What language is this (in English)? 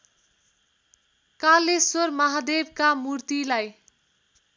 Nepali